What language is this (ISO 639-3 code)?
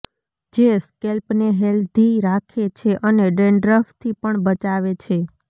guj